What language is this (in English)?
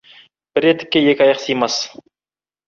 Kazakh